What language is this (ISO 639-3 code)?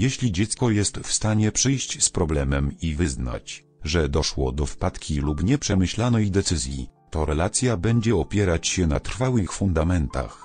pol